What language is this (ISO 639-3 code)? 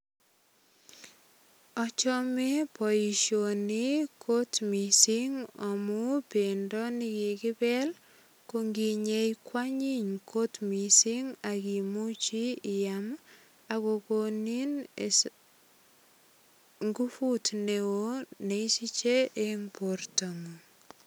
kln